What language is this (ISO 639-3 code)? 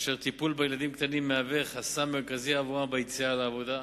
heb